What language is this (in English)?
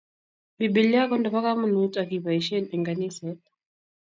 Kalenjin